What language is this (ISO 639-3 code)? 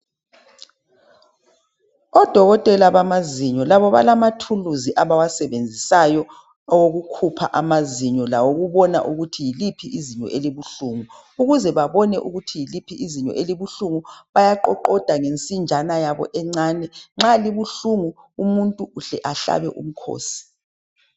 nde